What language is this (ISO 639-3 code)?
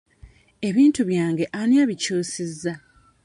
lug